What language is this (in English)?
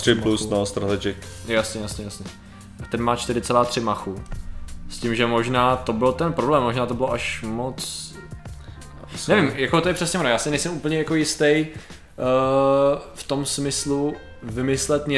Czech